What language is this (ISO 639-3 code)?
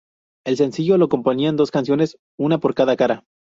spa